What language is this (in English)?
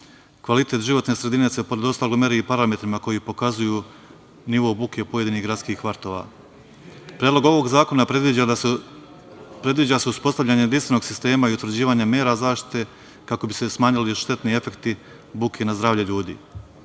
Serbian